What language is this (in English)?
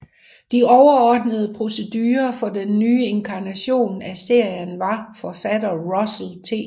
Danish